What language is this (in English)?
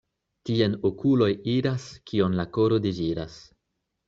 Esperanto